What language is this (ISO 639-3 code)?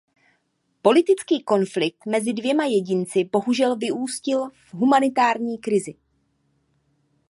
ces